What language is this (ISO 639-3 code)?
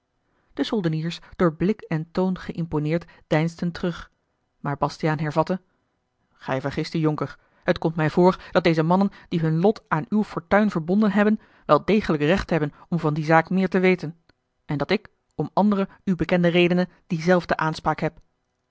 nld